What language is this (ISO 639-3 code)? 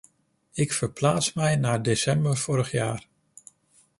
nld